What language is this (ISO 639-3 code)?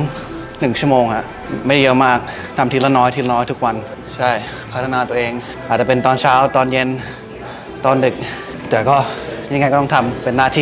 tha